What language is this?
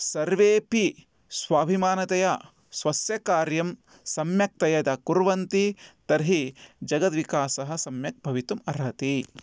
Sanskrit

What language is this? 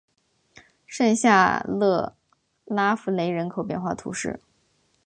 Chinese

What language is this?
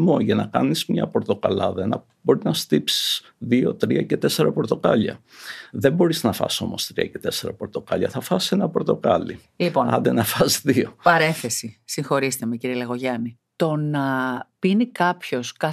Greek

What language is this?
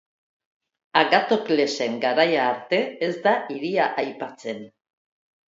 Basque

